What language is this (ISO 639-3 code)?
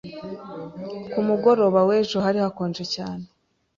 kin